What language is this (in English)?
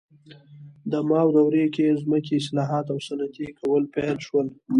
Pashto